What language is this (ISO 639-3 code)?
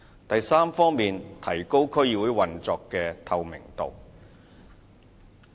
yue